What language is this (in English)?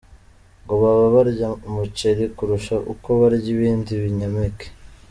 Kinyarwanda